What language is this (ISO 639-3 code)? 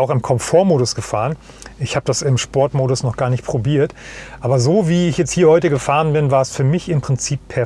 deu